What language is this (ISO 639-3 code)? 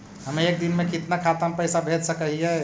mag